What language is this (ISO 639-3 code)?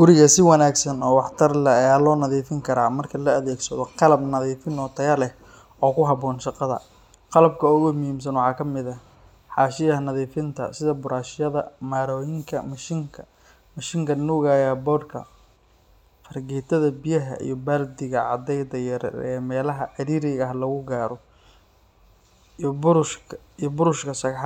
som